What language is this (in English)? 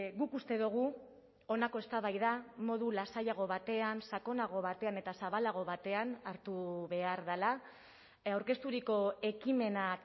Basque